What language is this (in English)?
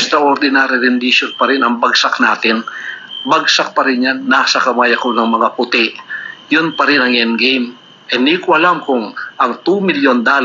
Filipino